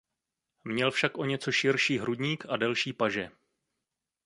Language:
Czech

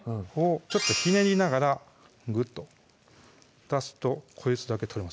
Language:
Japanese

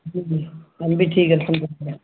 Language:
Urdu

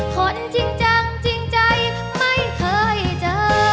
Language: Thai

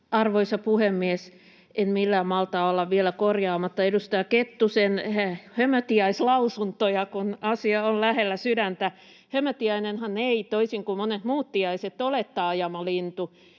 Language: Finnish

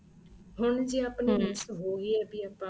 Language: Punjabi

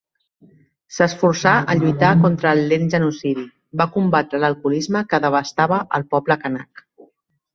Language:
Catalan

